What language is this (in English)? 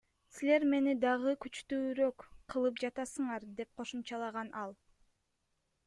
Kyrgyz